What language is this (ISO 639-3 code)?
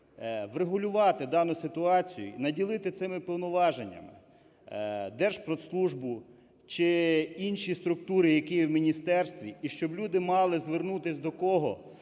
ukr